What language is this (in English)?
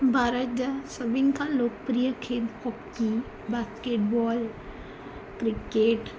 Sindhi